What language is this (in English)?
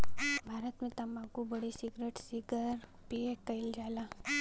Bhojpuri